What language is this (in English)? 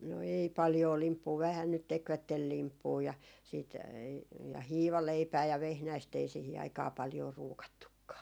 Finnish